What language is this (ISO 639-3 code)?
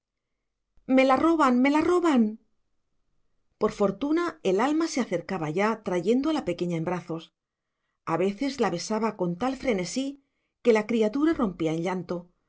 spa